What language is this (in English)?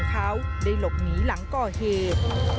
Thai